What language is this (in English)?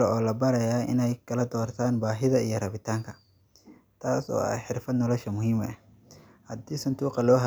Somali